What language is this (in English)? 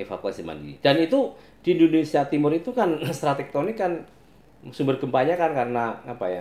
Indonesian